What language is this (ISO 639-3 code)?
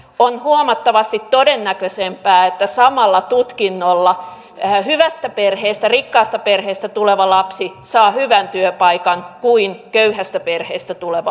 fin